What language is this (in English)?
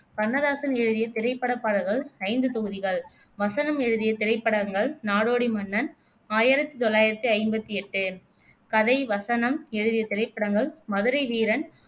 Tamil